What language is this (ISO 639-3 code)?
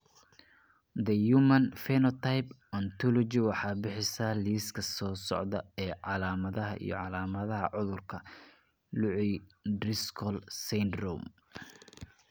som